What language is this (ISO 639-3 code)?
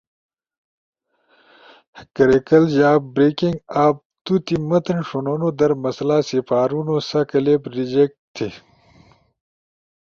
ush